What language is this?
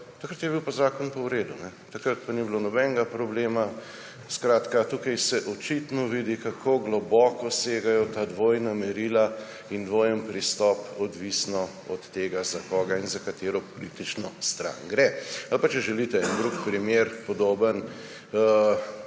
Slovenian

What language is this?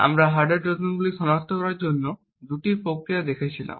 Bangla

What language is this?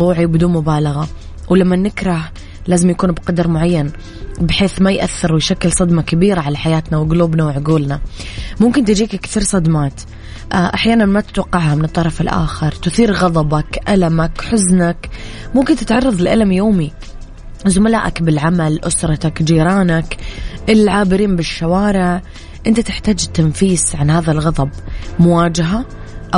Arabic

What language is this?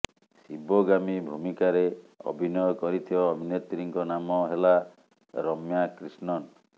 Odia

